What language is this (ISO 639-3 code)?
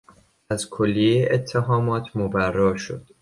fas